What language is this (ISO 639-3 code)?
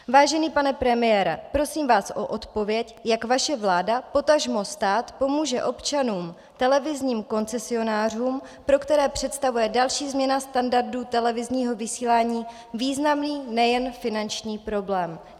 ces